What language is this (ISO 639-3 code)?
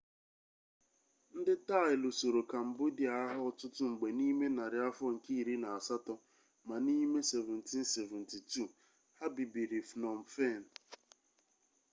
ibo